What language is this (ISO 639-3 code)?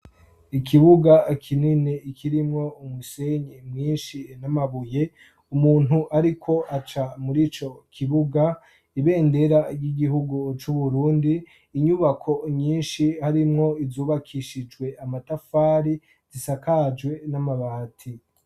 run